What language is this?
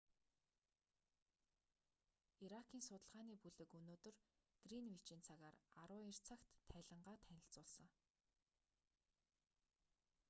Mongolian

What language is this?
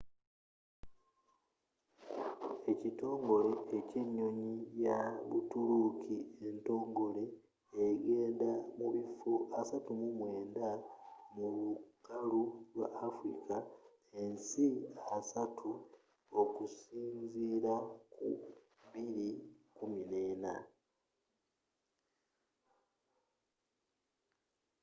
Ganda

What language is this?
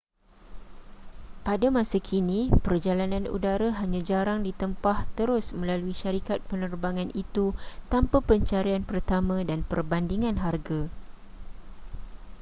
Malay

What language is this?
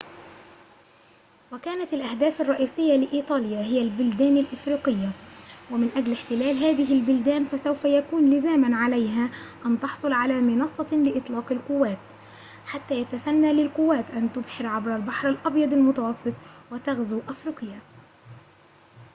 Arabic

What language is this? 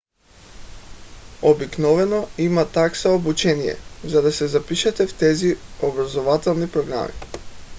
Bulgarian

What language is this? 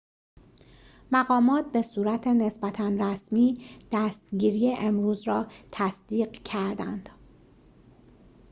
Persian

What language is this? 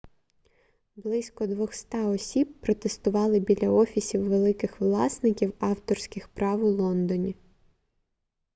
Ukrainian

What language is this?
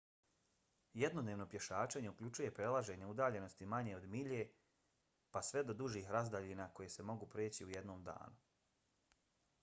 Bosnian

